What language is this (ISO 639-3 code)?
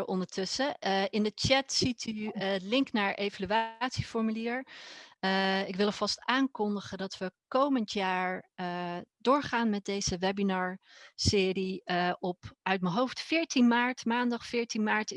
nld